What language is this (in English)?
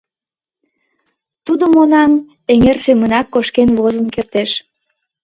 Mari